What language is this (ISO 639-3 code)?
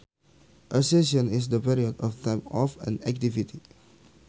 sun